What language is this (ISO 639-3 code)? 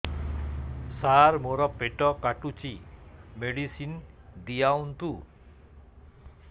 ori